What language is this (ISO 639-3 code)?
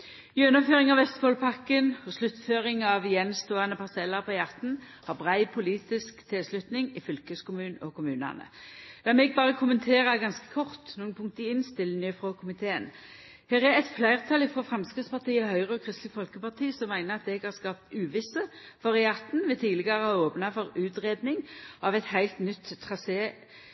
nno